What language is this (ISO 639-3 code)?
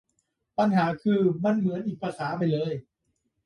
tha